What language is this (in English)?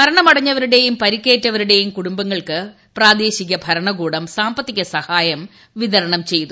Malayalam